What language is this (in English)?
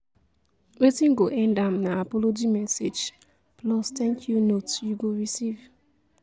Nigerian Pidgin